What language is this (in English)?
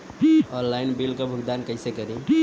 Bhojpuri